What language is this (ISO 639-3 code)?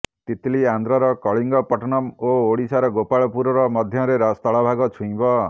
ori